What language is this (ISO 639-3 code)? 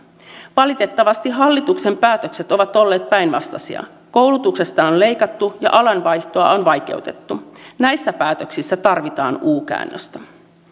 fin